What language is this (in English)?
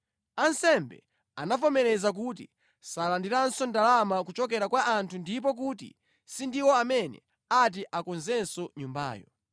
Nyanja